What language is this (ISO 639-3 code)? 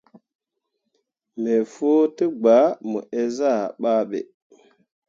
mua